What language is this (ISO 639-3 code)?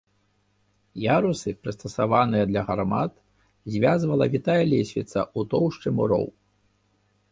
bel